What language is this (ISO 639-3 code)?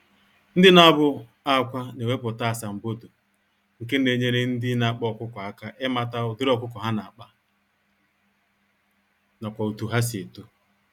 ibo